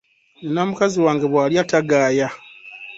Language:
Ganda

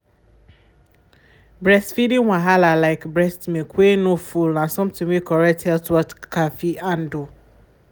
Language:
Nigerian Pidgin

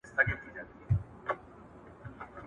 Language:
Pashto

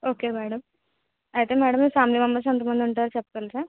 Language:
Telugu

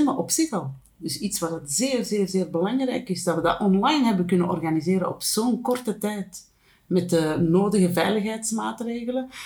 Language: Dutch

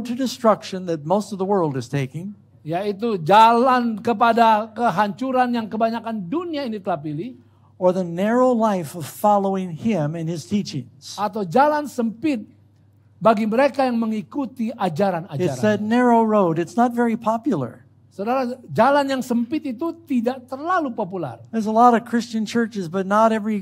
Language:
Indonesian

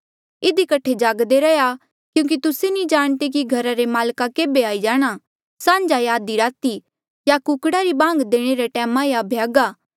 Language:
Mandeali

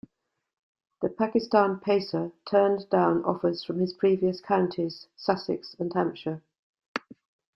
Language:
English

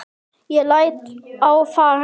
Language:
Icelandic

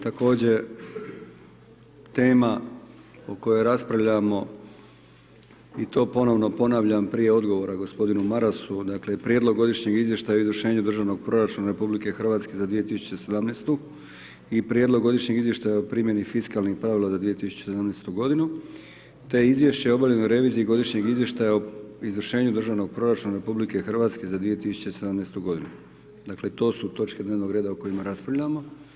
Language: Croatian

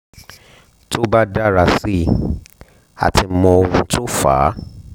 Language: Yoruba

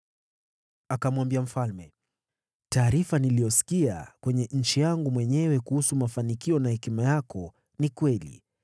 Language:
Swahili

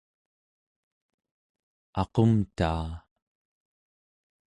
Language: Central Yupik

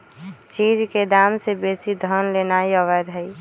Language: Magahi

